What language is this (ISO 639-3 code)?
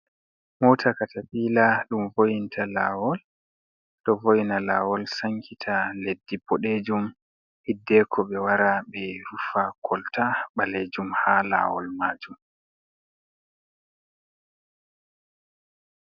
ful